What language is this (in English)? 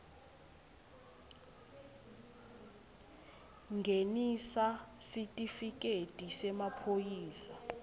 Swati